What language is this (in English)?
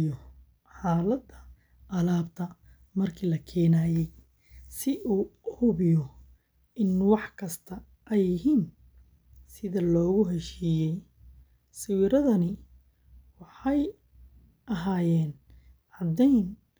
Somali